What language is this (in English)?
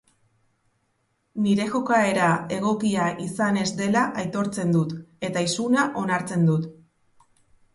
Basque